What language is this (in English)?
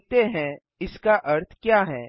Hindi